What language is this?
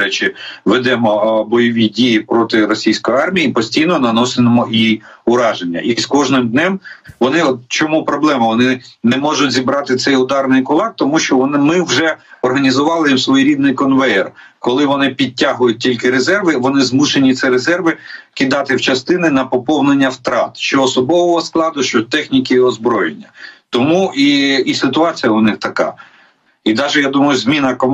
Ukrainian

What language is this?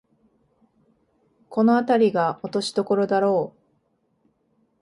Japanese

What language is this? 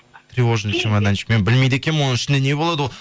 Kazakh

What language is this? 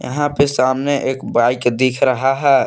Hindi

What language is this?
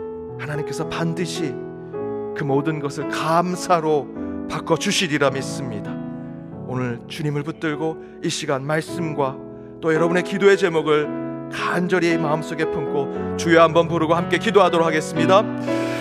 Korean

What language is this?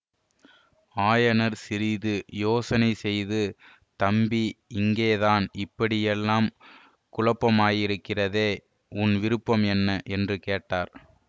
Tamil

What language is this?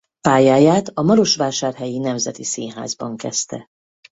Hungarian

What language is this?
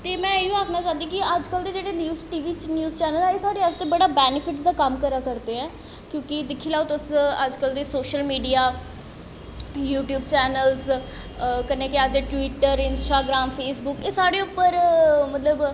Dogri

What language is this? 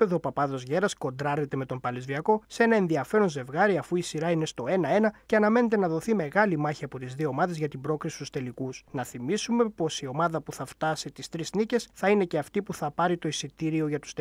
Greek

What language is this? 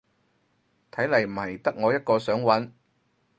Cantonese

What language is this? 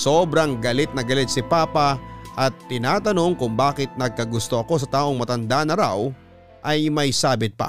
Filipino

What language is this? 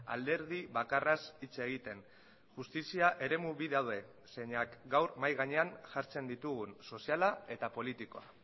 Basque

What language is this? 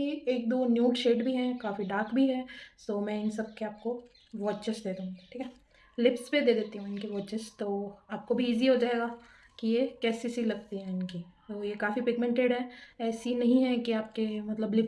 Hindi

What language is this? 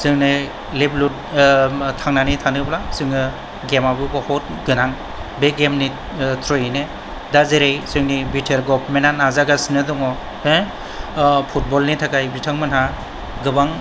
Bodo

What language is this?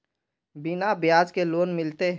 Magahi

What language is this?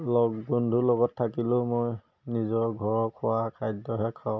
Assamese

